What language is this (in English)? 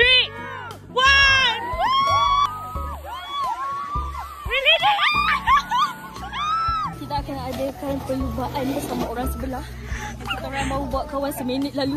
Malay